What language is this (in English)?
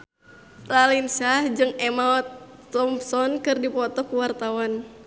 Sundanese